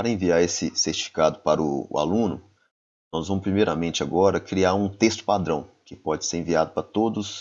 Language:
Portuguese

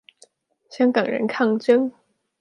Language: Chinese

